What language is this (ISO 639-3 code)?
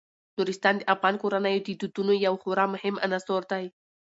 pus